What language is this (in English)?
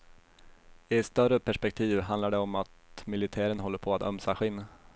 Swedish